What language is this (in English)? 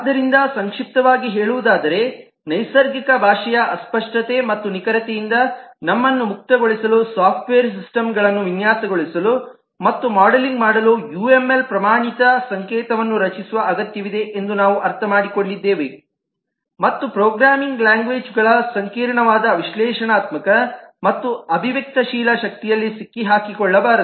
Kannada